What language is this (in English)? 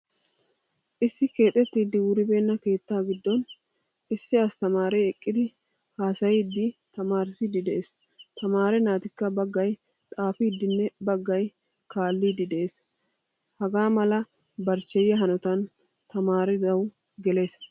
Wolaytta